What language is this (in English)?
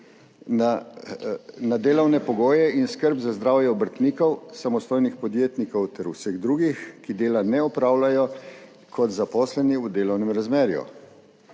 Slovenian